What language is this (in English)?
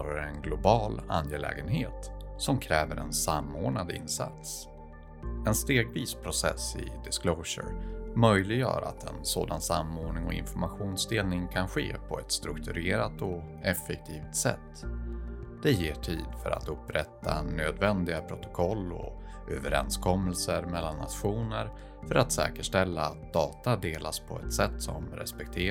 Swedish